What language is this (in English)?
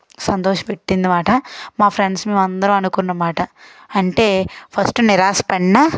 Telugu